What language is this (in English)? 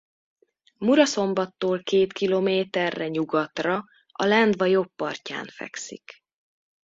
Hungarian